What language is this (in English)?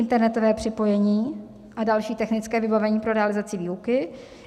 Czech